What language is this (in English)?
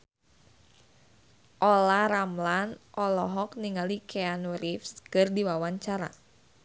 Sundanese